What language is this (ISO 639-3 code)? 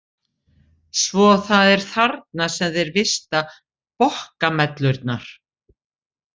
isl